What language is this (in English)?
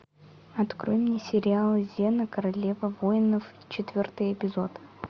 Russian